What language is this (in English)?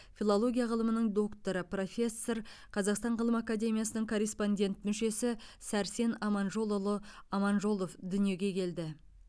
Kazakh